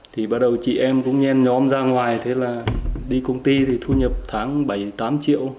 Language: Vietnamese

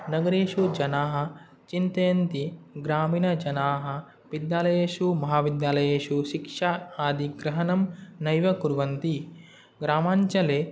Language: Sanskrit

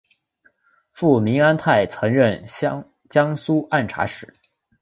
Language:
Chinese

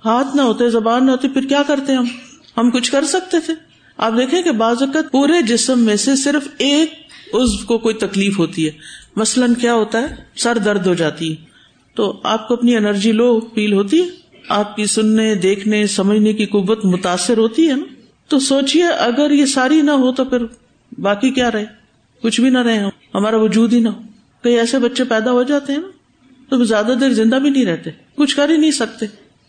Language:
Urdu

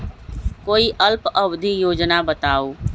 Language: Magahi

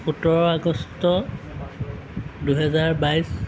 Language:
Assamese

